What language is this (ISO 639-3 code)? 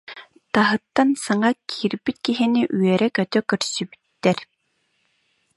sah